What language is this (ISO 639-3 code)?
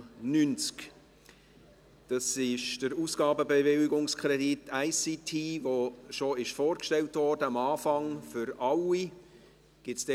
gsw